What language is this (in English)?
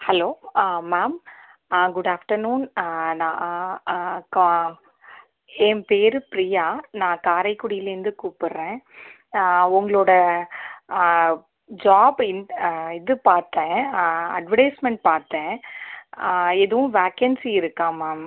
Tamil